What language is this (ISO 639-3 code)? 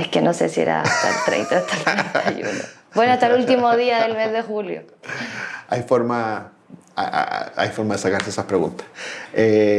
spa